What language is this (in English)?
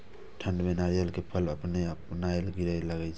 Maithili